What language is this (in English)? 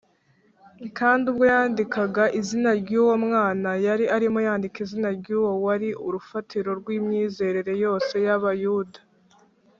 Kinyarwanda